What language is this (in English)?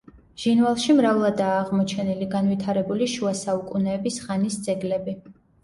Georgian